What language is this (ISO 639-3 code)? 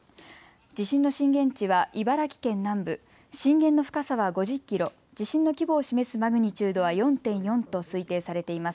jpn